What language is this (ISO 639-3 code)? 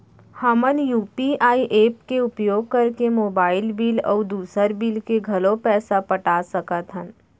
hne